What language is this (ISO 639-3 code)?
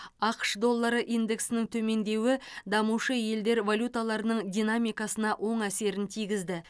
kaz